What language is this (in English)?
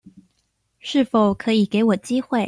Chinese